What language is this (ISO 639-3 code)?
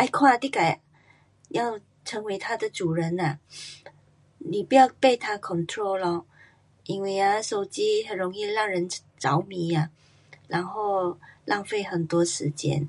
cpx